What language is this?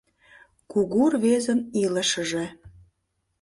Mari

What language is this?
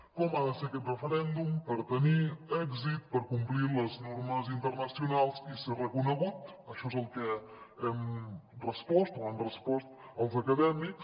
Catalan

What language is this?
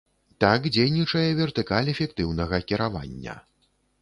Belarusian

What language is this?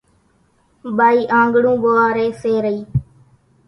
Kachi Koli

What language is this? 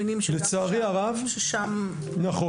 Hebrew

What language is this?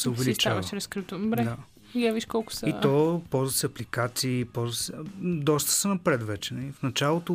Bulgarian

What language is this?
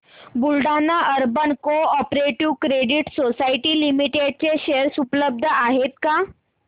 Marathi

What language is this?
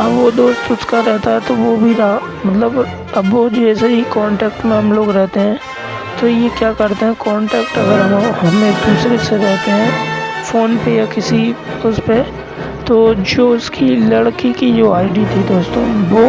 Hindi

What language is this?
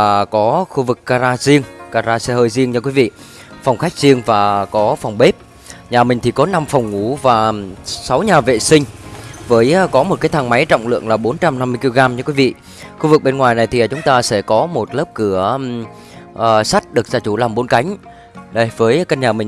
Vietnamese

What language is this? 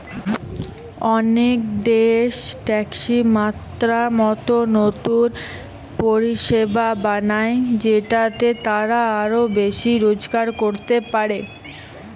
Bangla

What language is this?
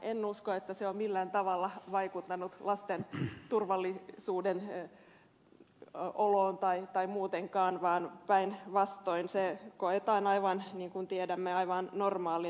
Finnish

